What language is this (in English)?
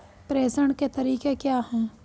Hindi